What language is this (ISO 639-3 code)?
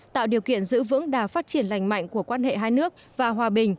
vie